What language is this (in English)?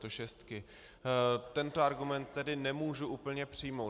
Czech